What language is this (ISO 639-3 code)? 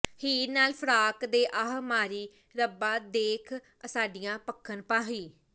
pan